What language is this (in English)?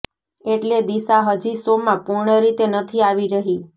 Gujarati